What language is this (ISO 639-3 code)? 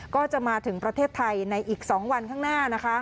tha